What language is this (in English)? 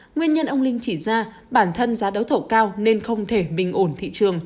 Vietnamese